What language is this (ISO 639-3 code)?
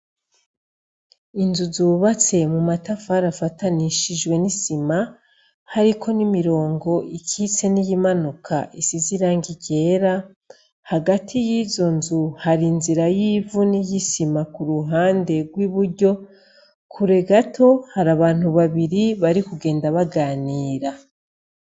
run